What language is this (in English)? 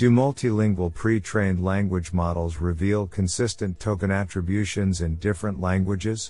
English